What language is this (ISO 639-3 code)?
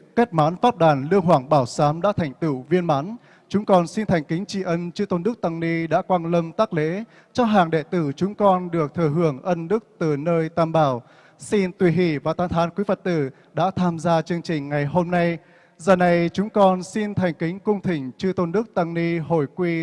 vie